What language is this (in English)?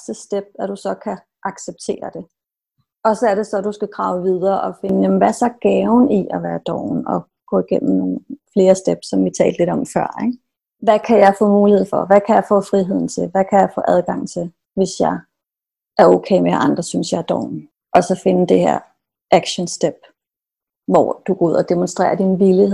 Danish